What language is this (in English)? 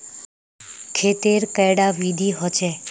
Magahi